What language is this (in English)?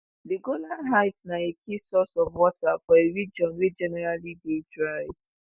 Nigerian Pidgin